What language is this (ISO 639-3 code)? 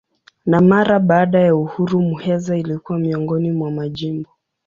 swa